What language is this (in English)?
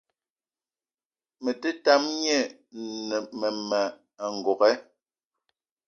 Eton (Cameroon)